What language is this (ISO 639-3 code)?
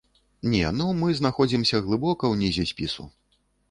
bel